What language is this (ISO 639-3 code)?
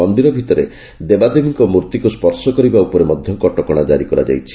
ori